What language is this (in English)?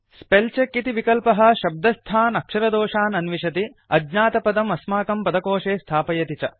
Sanskrit